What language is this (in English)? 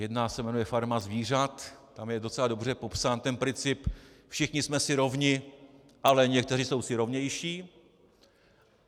Czech